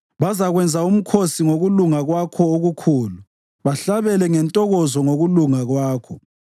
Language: North Ndebele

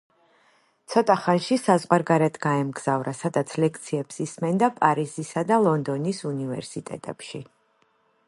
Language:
Georgian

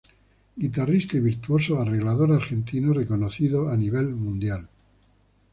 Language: Spanish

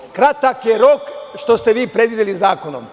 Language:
Serbian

